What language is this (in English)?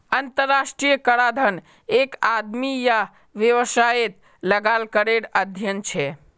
Magahi